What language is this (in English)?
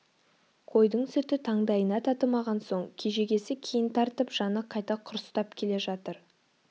Kazakh